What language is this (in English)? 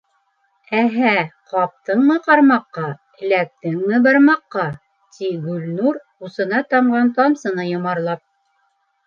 Bashkir